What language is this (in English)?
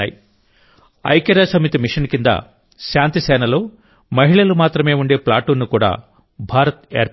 Telugu